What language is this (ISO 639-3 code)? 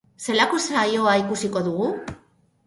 eus